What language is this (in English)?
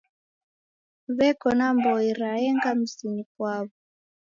Taita